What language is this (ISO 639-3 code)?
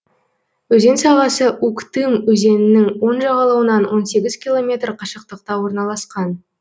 kaz